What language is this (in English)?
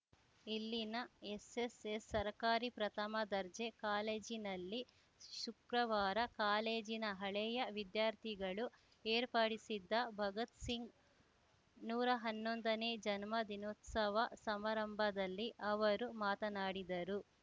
Kannada